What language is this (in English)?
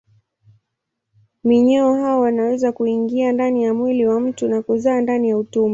Swahili